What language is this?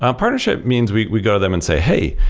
English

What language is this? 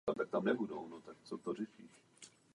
Czech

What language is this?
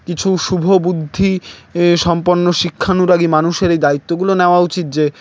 Bangla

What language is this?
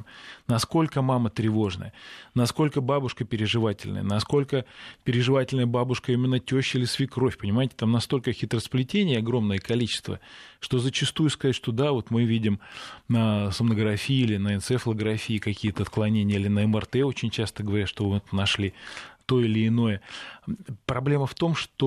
Russian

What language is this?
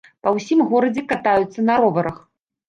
Belarusian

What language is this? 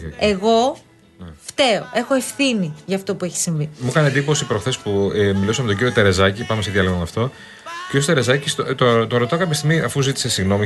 Greek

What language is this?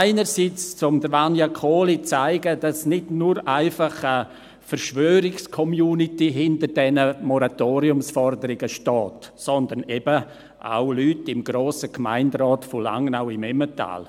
Swiss German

